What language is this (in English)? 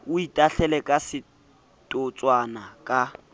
Southern Sotho